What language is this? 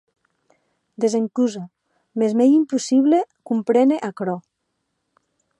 Occitan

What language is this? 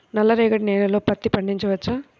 Telugu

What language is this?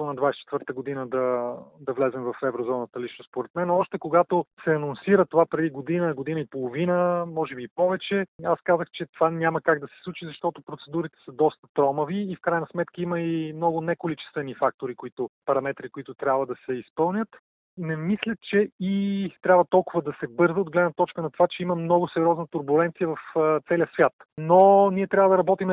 Bulgarian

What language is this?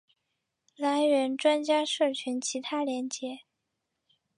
Chinese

